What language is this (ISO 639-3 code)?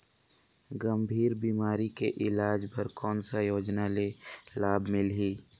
hne